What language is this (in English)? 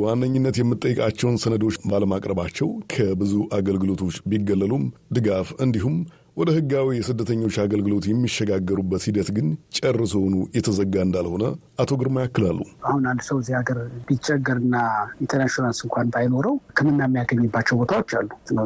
Amharic